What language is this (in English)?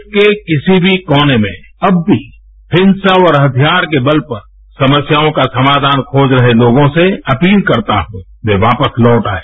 Hindi